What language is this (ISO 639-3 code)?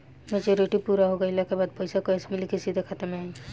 bho